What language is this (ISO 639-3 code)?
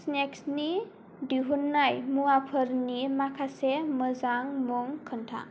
brx